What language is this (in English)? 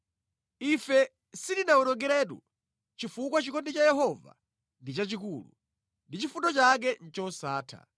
Nyanja